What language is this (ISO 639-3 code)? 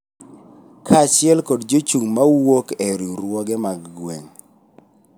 luo